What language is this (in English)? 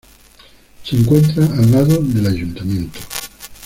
Spanish